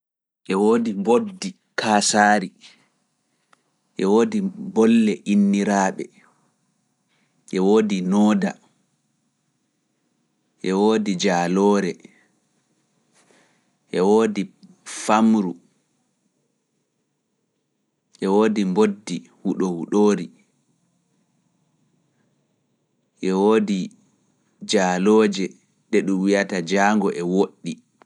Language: Fula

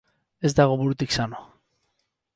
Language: Basque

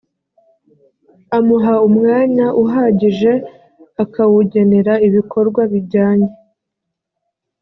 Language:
Kinyarwanda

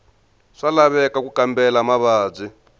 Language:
Tsonga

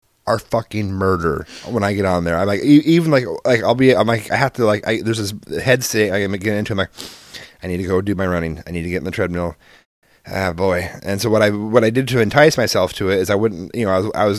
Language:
English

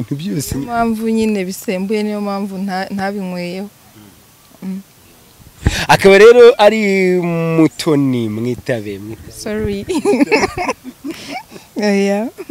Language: Romanian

